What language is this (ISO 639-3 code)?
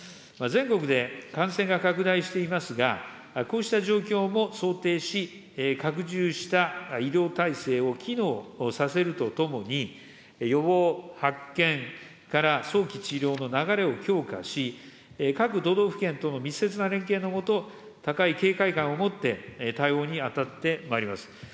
jpn